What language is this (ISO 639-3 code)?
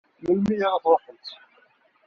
kab